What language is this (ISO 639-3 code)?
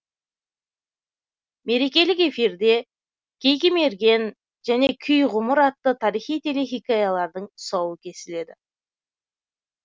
kaz